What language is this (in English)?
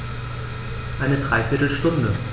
German